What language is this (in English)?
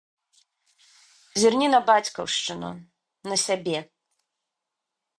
Belarusian